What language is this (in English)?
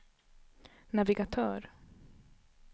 Swedish